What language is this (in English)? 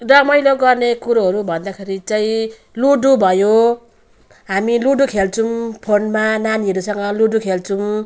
Nepali